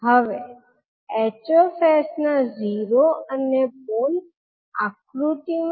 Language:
Gujarati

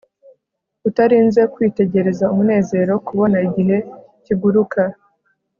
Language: Kinyarwanda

